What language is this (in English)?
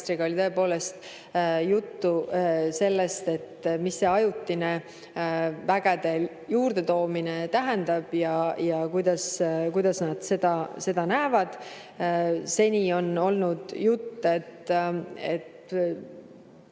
Estonian